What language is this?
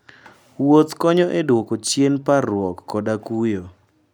Luo (Kenya and Tanzania)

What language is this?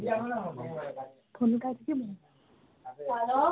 Nepali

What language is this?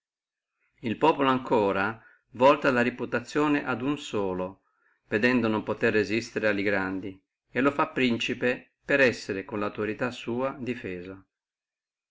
Italian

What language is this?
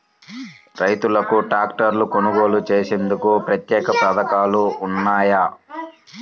Telugu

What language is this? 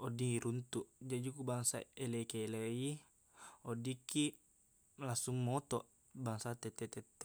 Buginese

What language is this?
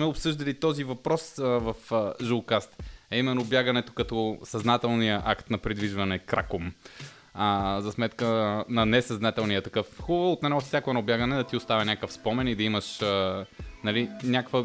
Bulgarian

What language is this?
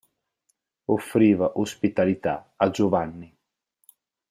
Italian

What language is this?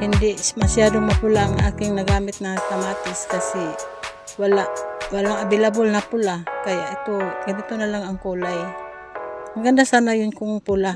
Filipino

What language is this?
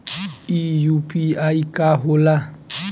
Bhojpuri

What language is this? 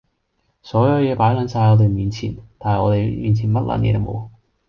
Cantonese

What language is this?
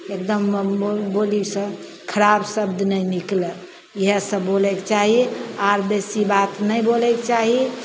Maithili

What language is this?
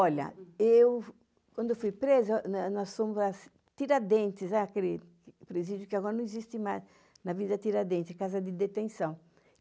Portuguese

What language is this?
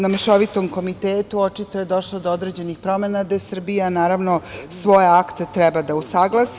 Serbian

